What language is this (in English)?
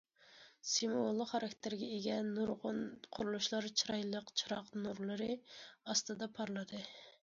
Uyghur